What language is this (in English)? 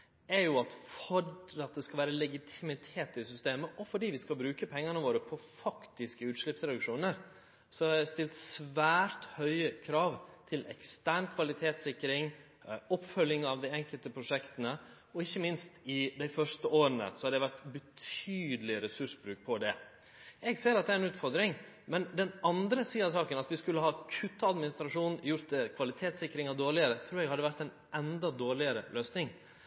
Norwegian Nynorsk